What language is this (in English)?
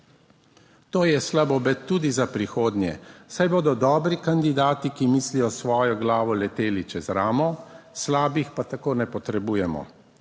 Slovenian